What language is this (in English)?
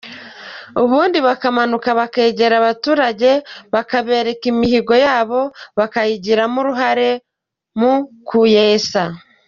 Kinyarwanda